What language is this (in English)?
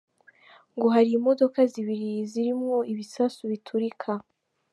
Kinyarwanda